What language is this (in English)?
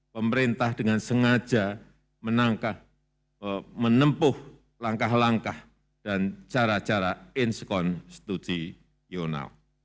Indonesian